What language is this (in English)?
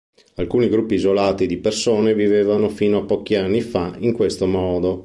Italian